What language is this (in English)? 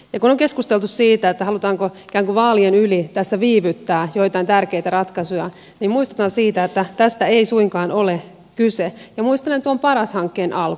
Finnish